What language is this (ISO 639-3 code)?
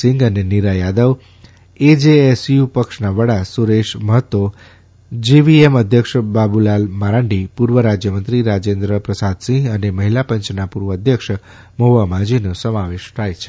guj